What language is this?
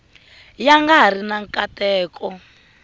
Tsonga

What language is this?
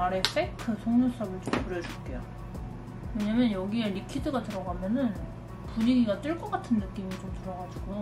Korean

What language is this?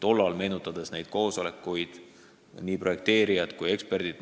Estonian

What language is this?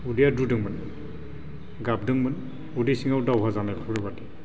Bodo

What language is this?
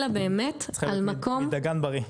Hebrew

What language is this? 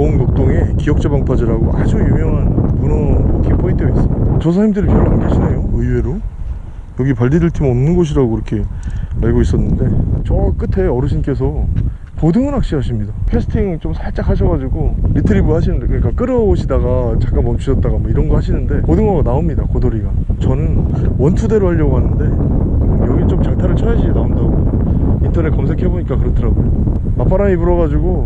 Korean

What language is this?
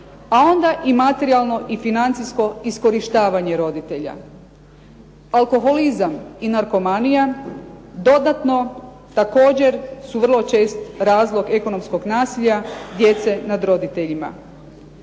Croatian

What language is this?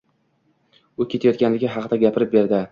Uzbek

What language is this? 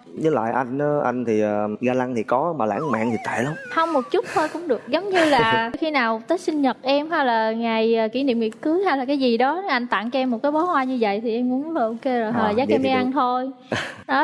Vietnamese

